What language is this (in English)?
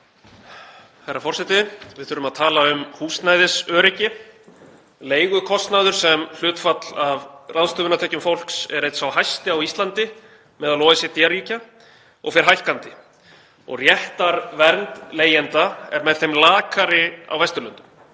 Icelandic